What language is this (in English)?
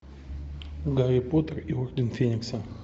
Russian